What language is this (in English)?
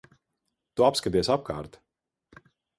Latvian